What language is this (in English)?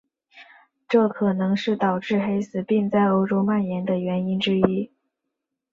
Chinese